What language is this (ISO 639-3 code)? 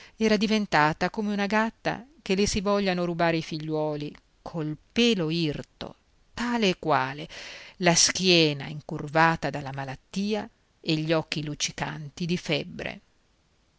ita